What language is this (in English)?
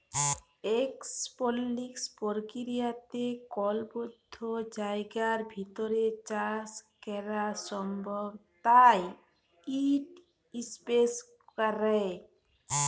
Bangla